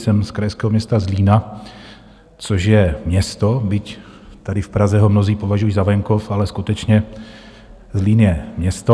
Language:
Czech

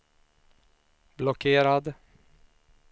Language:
Swedish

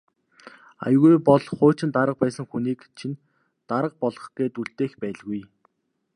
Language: Mongolian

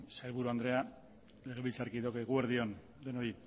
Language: Basque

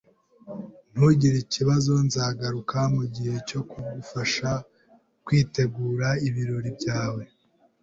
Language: Kinyarwanda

